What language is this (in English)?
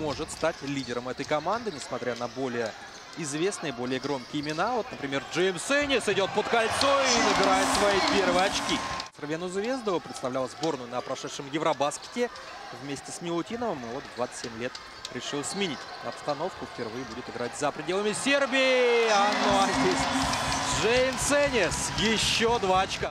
Russian